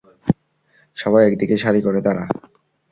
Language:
Bangla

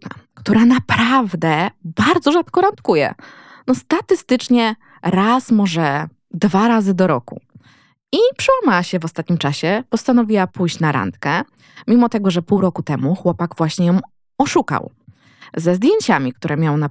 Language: Polish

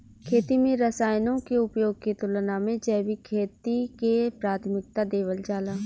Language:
Bhojpuri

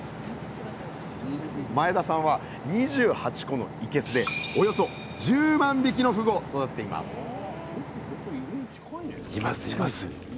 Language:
Japanese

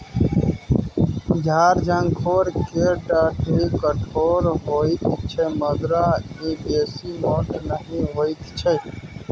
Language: Maithili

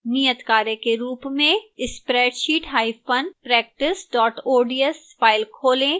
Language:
Hindi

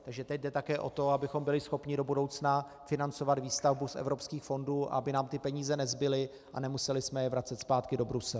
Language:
Czech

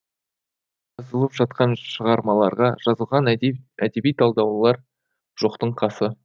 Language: Kazakh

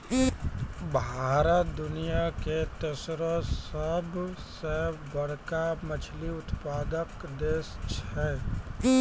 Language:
Maithili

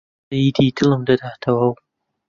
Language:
Central Kurdish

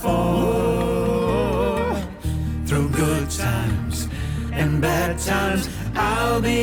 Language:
Italian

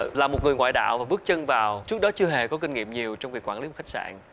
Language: Vietnamese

